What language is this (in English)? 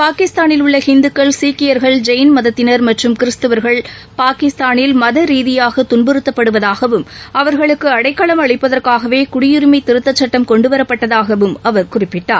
Tamil